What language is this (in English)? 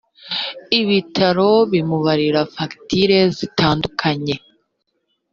Kinyarwanda